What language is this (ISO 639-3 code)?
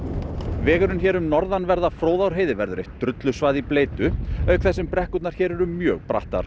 isl